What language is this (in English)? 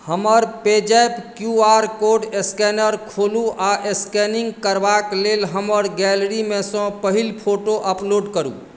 Maithili